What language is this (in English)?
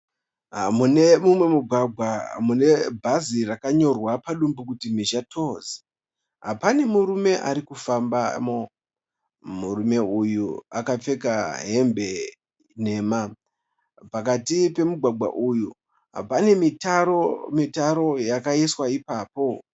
Shona